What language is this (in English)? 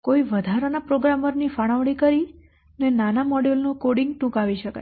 Gujarati